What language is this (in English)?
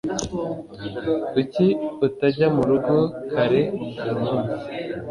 Kinyarwanda